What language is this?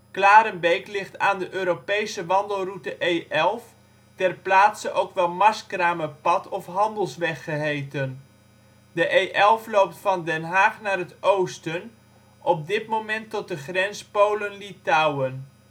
Dutch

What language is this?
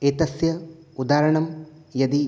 Sanskrit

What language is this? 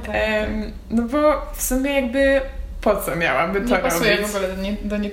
Polish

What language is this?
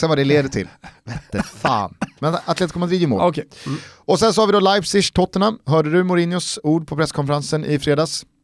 Swedish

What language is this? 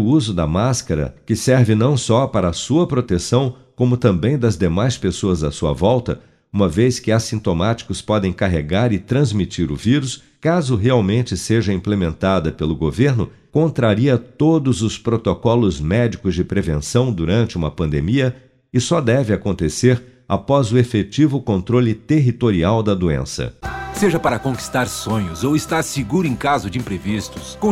Portuguese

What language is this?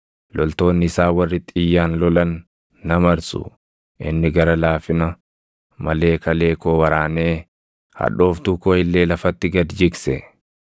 Oromo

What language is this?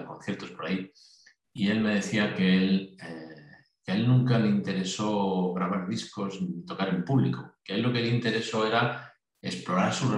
Spanish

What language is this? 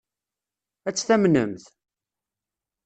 Kabyle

